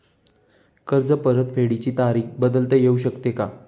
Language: Marathi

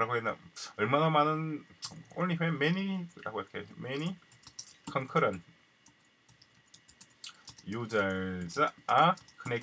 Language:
Korean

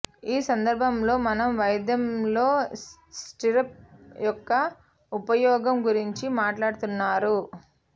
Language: Telugu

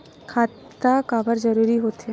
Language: Chhattisgarhi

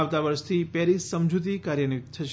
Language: Gujarati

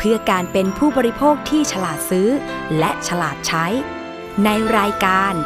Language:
Thai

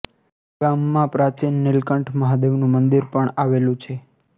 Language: Gujarati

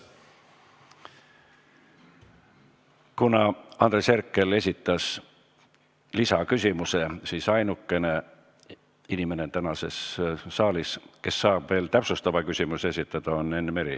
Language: Estonian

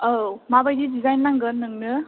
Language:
Bodo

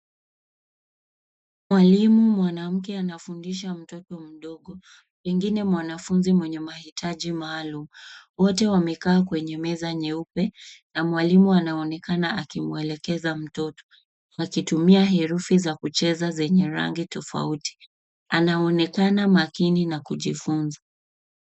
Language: Swahili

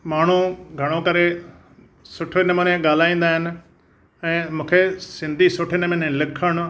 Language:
Sindhi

